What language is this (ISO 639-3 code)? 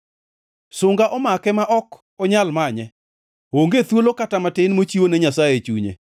luo